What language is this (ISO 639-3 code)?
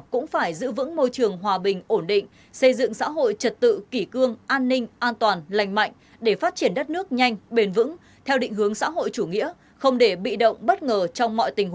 vie